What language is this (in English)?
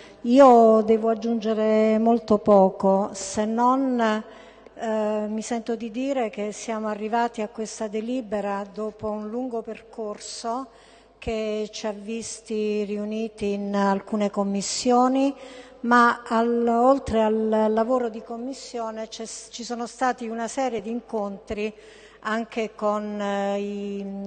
Italian